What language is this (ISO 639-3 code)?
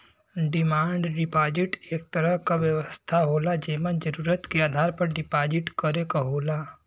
bho